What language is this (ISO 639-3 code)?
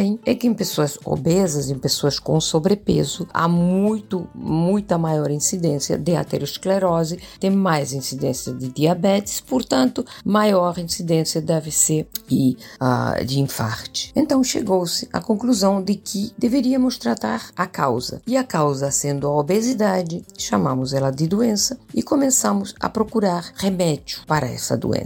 por